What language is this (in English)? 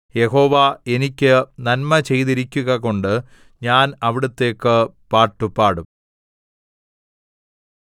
Malayalam